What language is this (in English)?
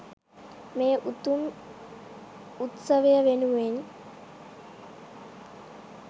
Sinhala